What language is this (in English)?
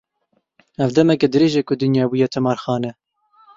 Kurdish